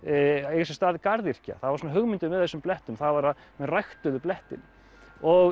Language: Icelandic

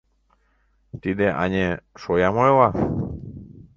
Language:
Mari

